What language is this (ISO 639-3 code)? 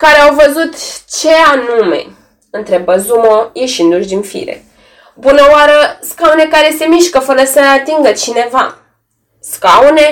ron